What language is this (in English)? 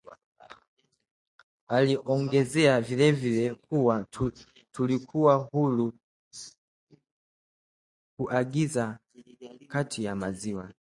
Swahili